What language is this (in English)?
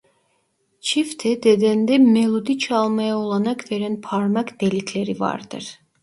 Turkish